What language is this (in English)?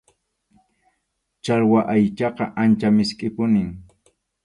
Arequipa-La Unión Quechua